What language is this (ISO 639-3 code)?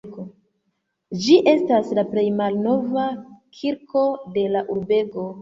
epo